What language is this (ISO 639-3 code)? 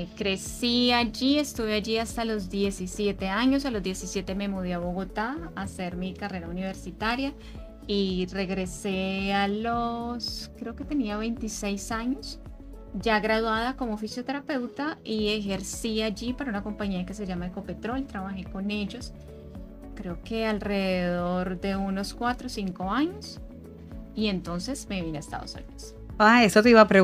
spa